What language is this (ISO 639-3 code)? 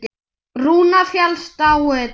isl